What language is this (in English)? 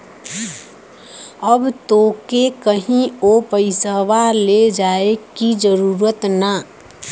Bhojpuri